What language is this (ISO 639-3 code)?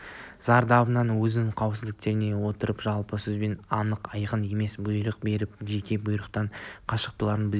kaz